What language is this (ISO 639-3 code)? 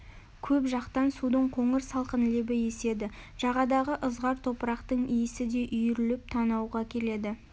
kaz